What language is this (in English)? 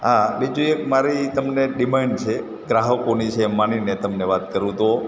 Gujarati